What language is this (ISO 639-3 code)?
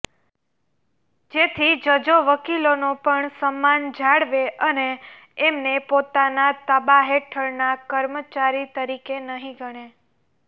guj